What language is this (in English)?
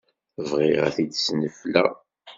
Kabyle